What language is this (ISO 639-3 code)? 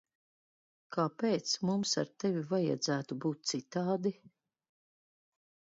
lav